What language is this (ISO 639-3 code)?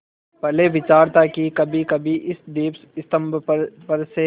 hin